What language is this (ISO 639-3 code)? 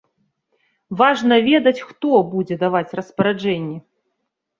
bel